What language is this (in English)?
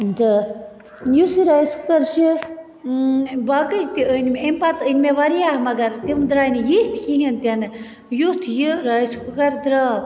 Kashmiri